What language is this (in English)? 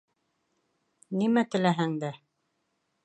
Bashkir